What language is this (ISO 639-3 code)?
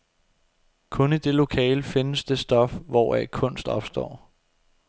dan